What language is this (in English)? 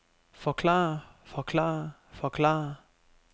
Danish